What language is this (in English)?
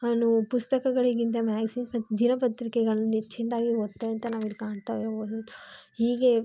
Kannada